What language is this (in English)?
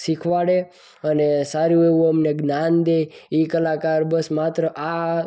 Gujarati